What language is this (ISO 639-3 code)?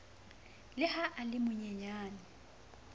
sot